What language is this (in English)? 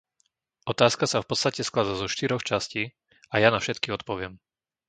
Slovak